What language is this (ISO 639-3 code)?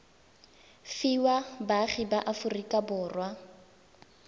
tsn